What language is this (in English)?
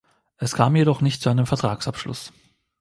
German